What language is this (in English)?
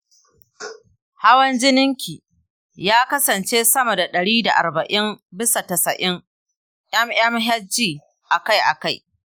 Hausa